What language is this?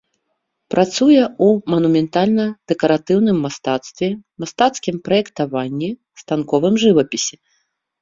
Belarusian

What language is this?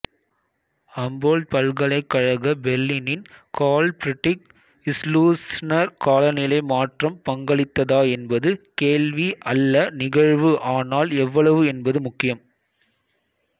Tamil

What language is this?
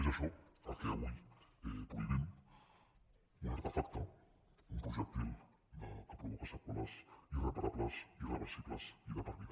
Catalan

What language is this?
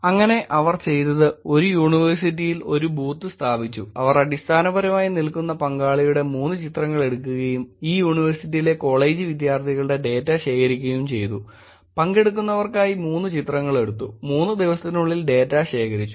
Malayalam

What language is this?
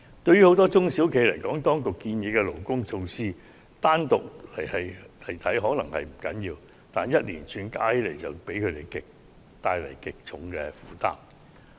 Cantonese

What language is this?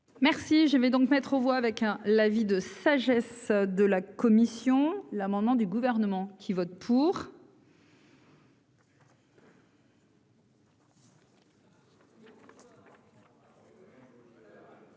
French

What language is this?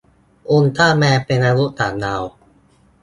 Thai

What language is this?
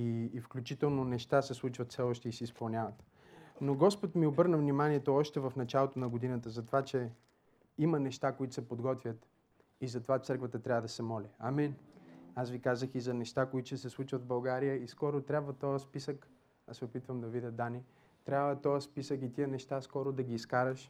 Bulgarian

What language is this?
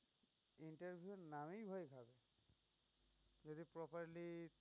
Bangla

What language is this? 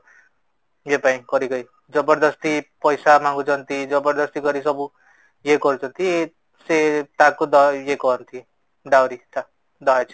Odia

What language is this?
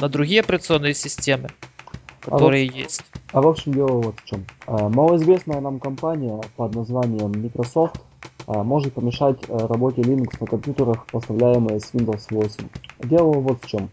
Russian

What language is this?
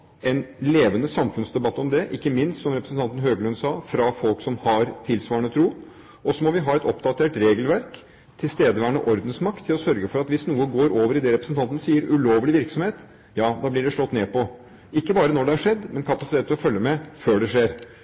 Norwegian Bokmål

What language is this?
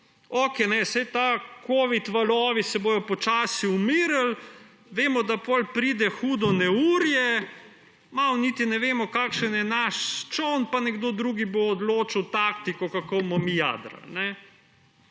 Slovenian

